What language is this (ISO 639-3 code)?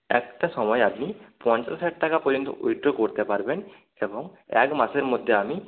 ben